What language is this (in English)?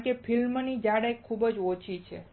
Gujarati